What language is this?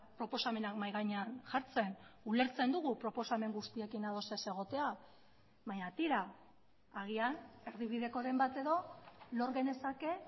Basque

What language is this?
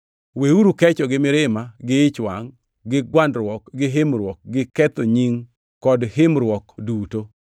Luo (Kenya and Tanzania)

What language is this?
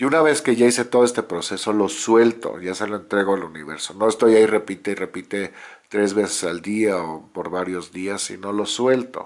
Spanish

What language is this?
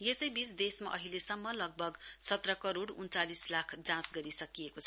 Nepali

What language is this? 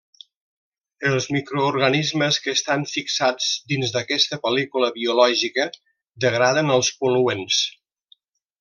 Catalan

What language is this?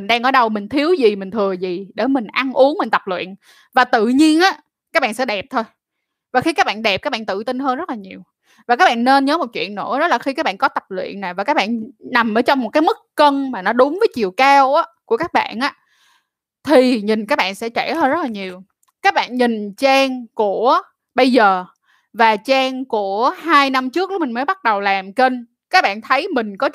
Vietnamese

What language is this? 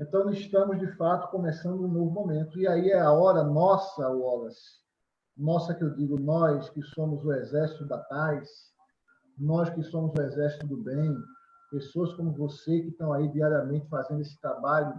Portuguese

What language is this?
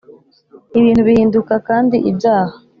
Kinyarwanda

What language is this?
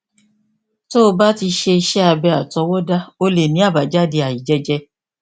Yoruba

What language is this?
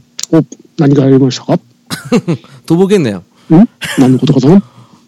Japanese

